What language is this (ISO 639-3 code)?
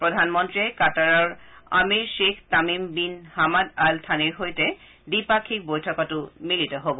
asm